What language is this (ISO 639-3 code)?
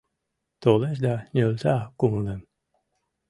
chm